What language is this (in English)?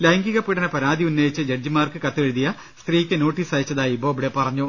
Malayalam